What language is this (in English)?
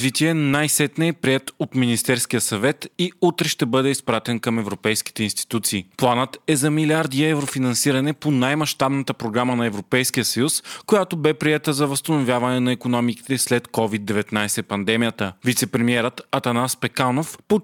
Bulgarian